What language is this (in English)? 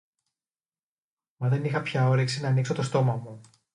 Greek